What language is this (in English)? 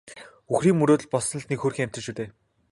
Mongolian